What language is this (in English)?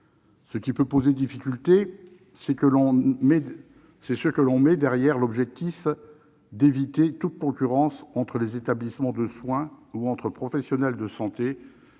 French